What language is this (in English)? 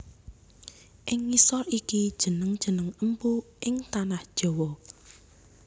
Javanese